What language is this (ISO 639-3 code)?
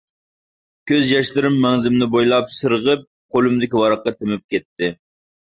uig